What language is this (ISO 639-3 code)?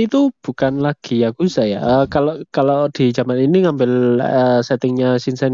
ind